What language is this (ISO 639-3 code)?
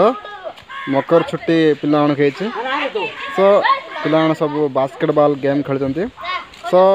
hin